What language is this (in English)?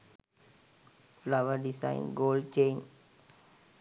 Sinhala